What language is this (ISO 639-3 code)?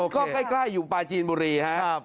tha